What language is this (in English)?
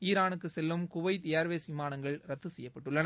Tamil